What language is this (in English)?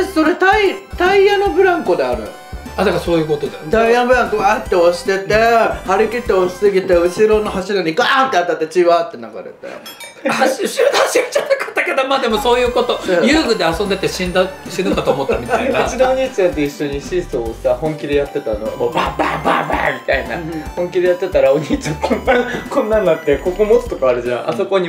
Japanese